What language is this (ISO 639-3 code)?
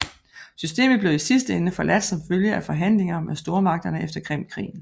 dan